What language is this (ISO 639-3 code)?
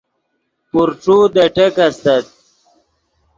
ydg